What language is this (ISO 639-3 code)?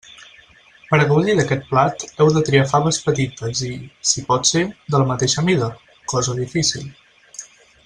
cat